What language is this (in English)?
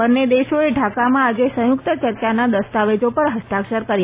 Gujarati